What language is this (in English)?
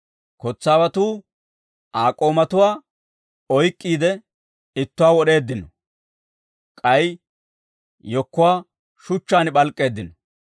Dawro